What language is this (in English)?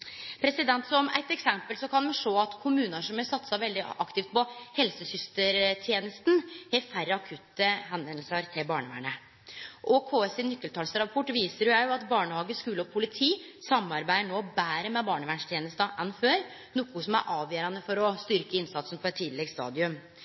Norwegian Nynorsk